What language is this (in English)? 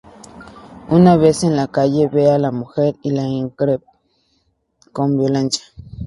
Spanish